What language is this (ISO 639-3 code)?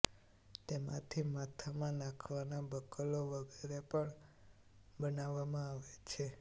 guj